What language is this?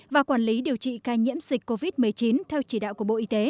Vietnamese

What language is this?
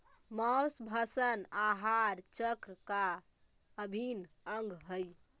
Magahi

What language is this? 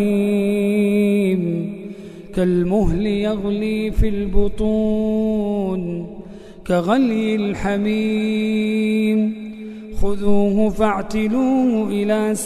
Arabic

